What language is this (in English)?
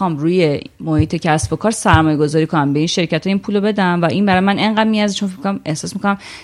Persian